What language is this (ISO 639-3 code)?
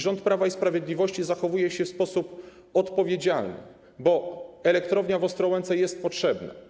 pol